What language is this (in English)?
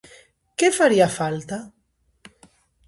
Galician